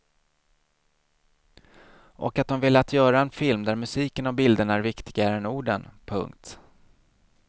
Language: Swedish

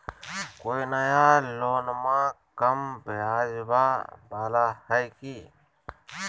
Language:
Magahi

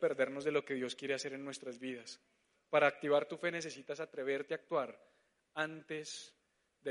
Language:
Spanish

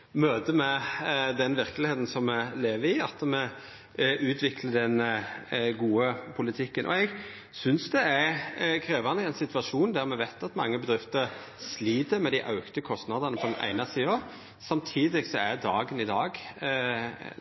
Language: Norwegian Nynorsk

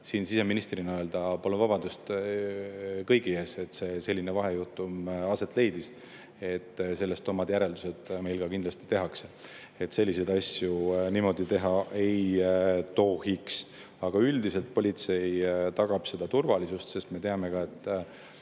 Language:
Estonian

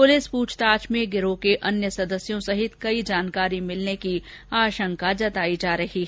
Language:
Hindi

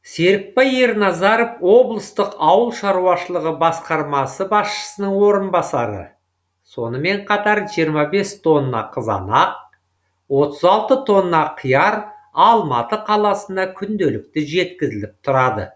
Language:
Kazakh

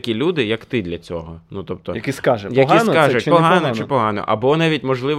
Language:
Ukrainian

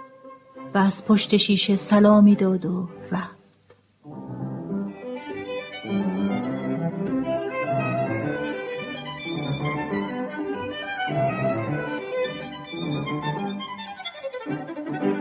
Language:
Persian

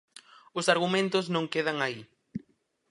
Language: Galician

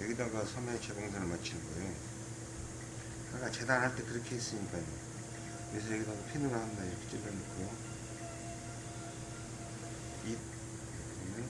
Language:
Korean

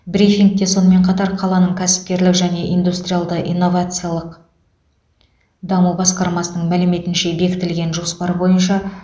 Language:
Kazakh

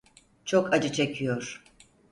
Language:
Turkish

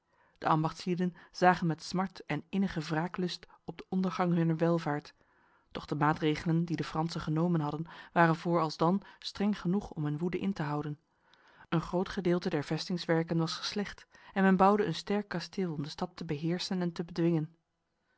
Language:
Dutch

